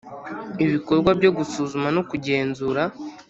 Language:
Kinyarwanda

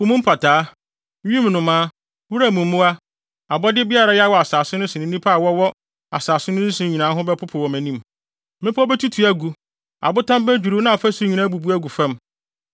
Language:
Akan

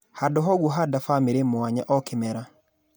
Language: Kikuyu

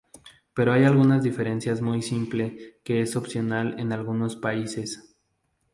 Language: Spanish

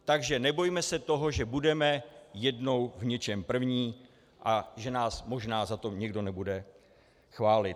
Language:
Czech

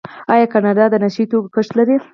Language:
Pashto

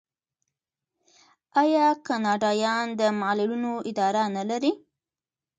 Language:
Pashto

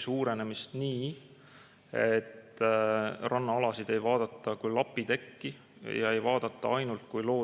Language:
Estonian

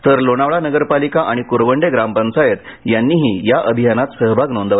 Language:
Marathi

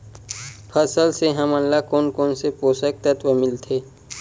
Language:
Chhattisgarhi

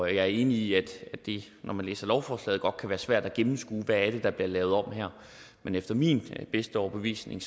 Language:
Danish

